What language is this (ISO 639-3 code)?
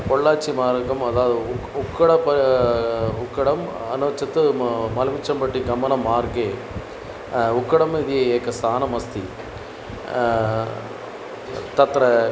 san